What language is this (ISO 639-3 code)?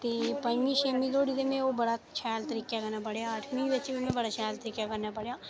doi